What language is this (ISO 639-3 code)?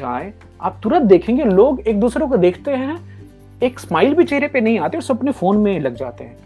hin